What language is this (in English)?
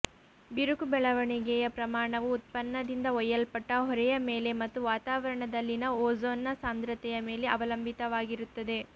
Kannada